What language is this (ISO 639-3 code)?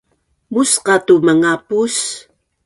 bnn